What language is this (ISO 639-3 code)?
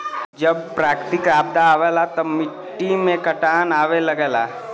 bho